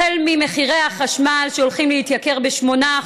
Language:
Hebrew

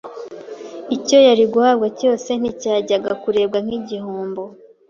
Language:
Kinyarwanda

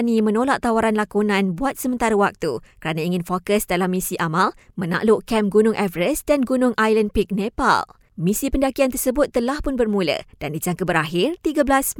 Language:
Malay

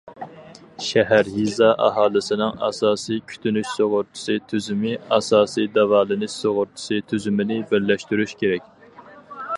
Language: Uyghur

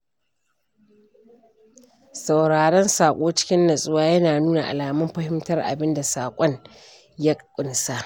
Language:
Hausa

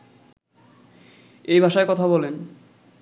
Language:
Bangla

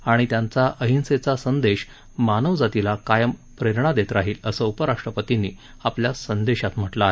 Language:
Marathi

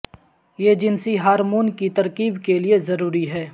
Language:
Urdu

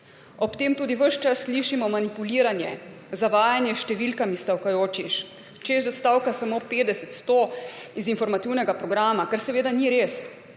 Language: Slovenian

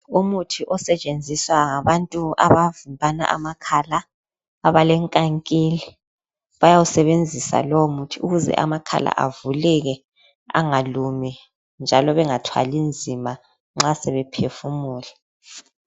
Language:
North Ndebele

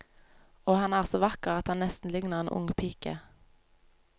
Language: Norwegian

